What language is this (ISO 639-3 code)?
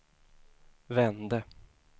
swe